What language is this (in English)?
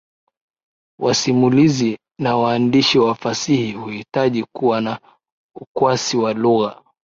Swahili